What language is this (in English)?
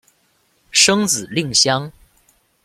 Chinese